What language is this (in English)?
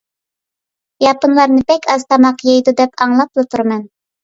Uyghur